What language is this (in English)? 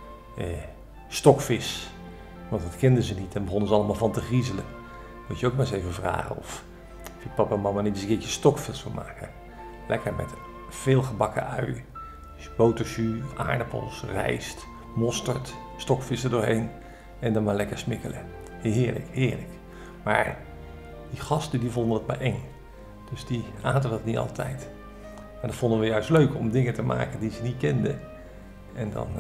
Dutch